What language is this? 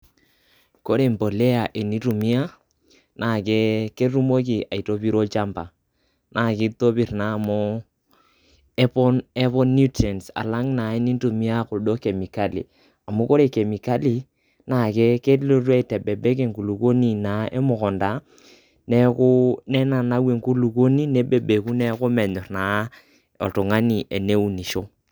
Masai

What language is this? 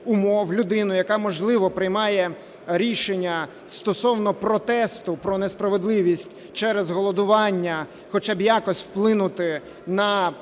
Ukrainian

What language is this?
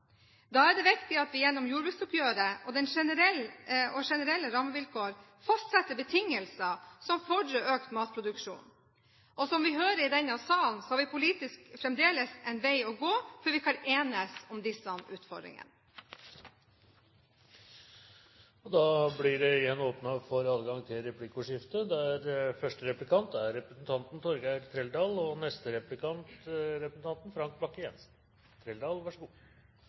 Norwegian Bokmål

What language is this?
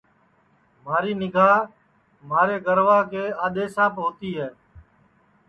Sansi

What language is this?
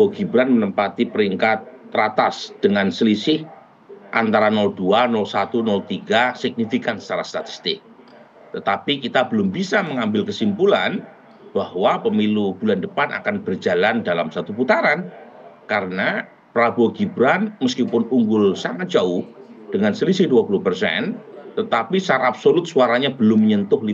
Indonesian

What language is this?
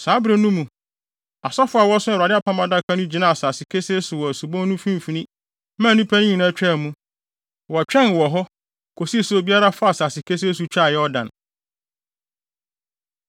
Akan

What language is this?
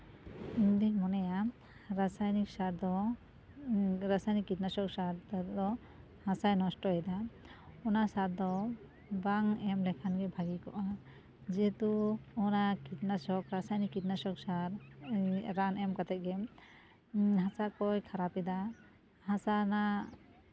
Santali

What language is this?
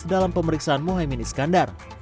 Indonesian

